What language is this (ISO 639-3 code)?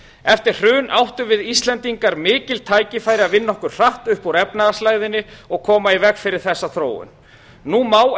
isl